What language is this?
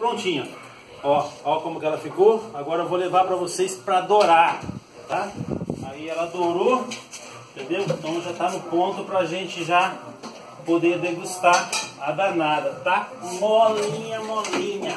Portuguese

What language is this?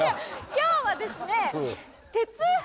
Japanese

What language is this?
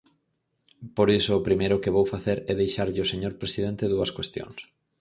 Galician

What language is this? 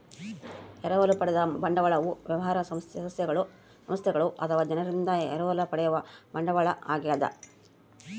Kannada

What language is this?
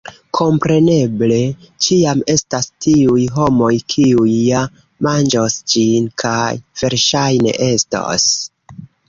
Esperanto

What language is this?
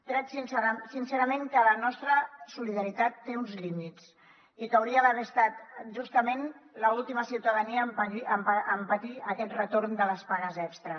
Catalan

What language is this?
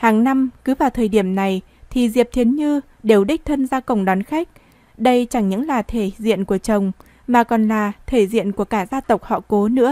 Vietnamese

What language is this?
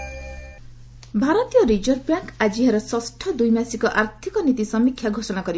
Odia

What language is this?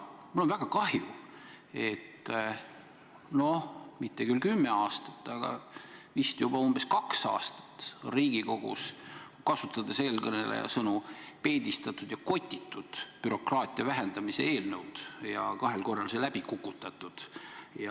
Estonian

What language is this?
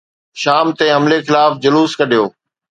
Sindhi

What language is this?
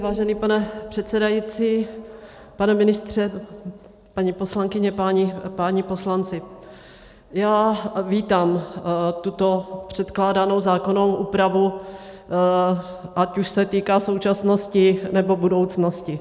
Czech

